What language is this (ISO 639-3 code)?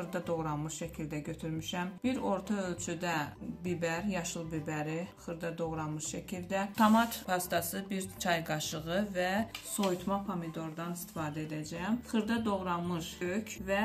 tur